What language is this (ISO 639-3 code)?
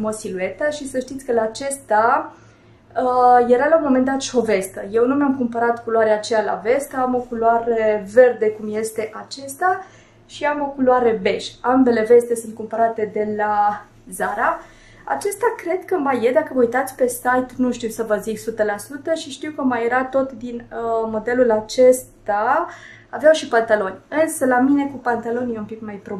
ron